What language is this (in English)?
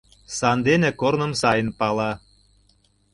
Mari